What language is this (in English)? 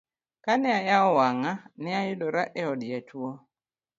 Luo (Kenya and Tanzania)